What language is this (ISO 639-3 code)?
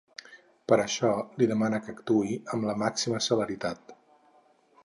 cat